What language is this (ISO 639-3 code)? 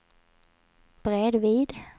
swe